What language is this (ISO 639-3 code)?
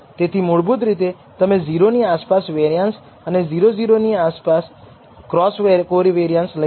guj